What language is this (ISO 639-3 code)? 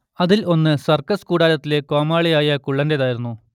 mal